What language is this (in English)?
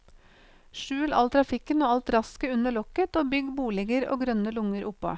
Norwegian